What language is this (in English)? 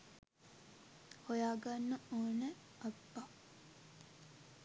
Sinhala